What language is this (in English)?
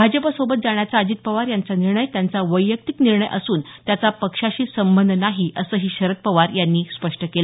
Marathi